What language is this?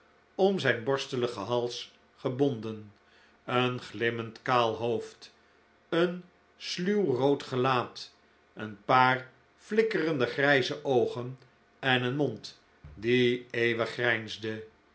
Dutch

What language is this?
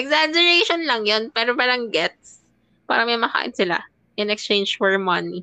Filipino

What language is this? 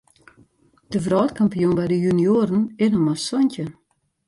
Western Frisian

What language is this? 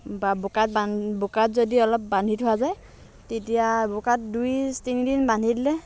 Assamese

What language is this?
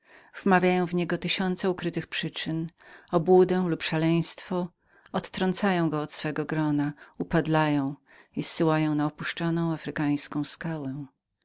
Polish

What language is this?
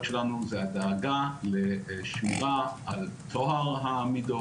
Hebrew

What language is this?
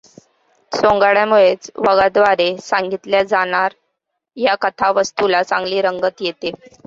Marathi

